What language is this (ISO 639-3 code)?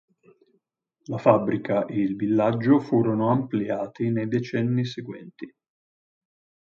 ita